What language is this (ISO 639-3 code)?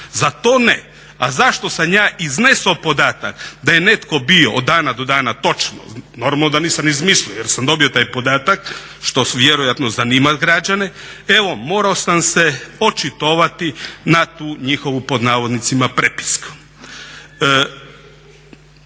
hrv